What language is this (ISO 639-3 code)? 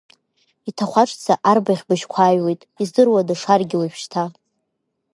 abk